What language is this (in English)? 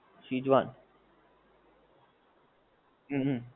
Gujarati